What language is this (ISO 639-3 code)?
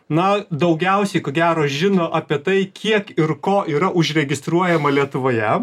lit